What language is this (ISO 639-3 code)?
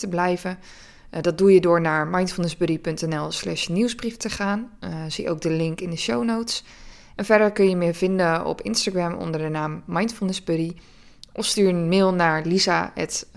nld